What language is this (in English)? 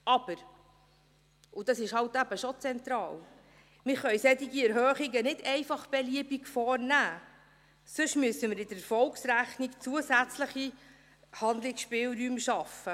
Swiss German